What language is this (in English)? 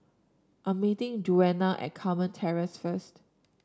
English